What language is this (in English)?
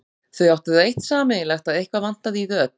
Icelandic